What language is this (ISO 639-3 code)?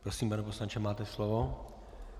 ces